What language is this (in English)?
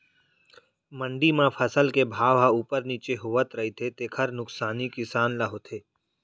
Chhattisgarhi